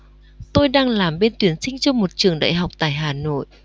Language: Vietnamese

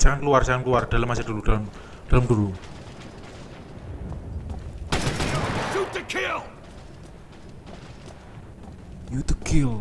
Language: Indonesian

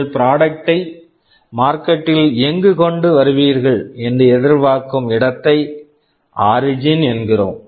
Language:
Tamil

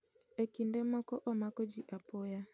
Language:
Luo (Kenya and Tanzania)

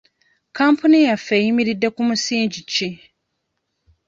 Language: Ganda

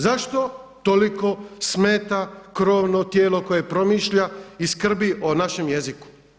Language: Croatian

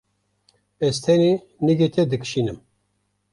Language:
Kurdish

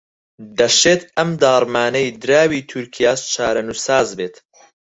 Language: Central Kurdish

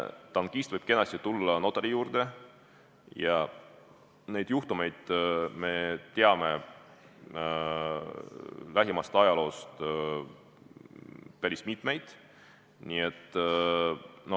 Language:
Estonian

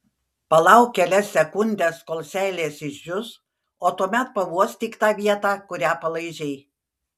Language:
Lithuanian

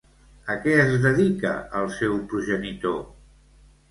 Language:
Catalan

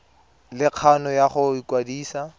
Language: Tswana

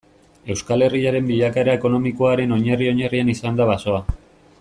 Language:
Basque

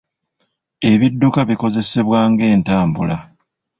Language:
Ganda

